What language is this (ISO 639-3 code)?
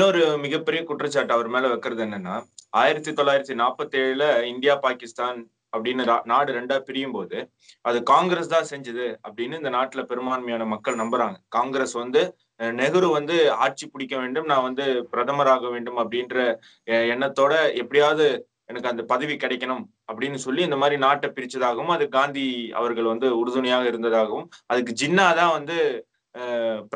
tam